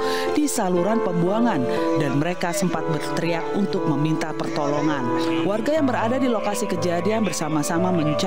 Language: Indonesian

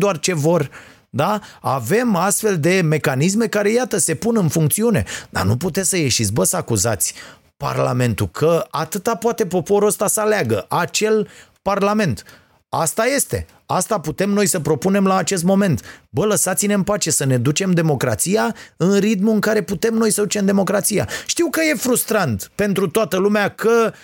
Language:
Romanian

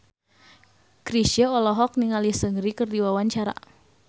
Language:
Sundanese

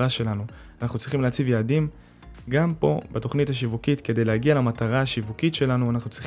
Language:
Hebrew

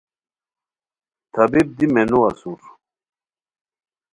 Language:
Khowar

